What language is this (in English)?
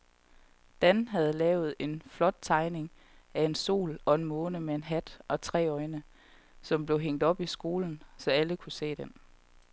Danish